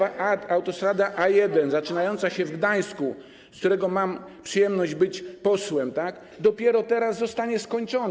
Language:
Polish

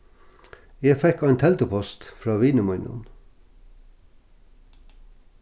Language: Faroese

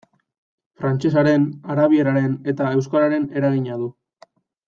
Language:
Basque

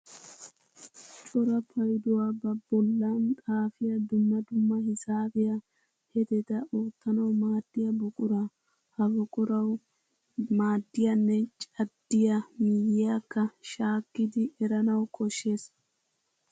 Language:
Wolaytta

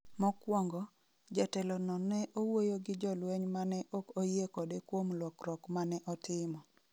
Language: Luo (Kenya and Tanzania)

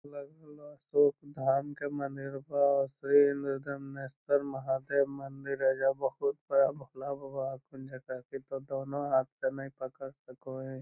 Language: Magahi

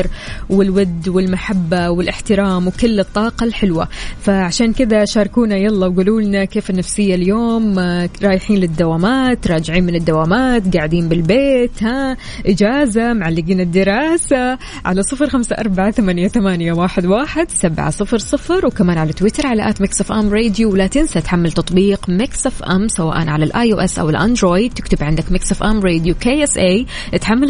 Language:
Arabic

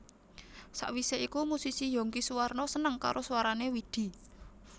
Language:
Javanese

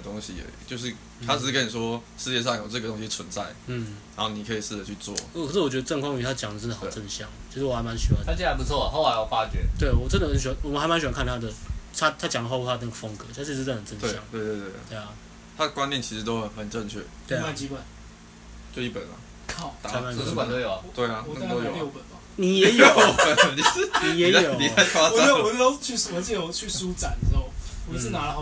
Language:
Chinese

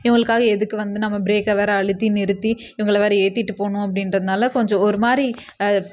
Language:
Tamil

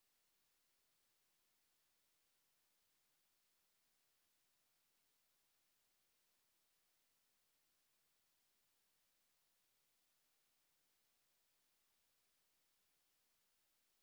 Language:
Punjabi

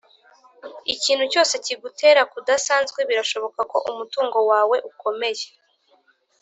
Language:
Kinyarwanda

